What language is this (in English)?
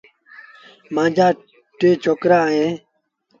Sindhi Bhil